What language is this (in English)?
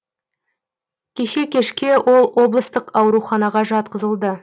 Kazakh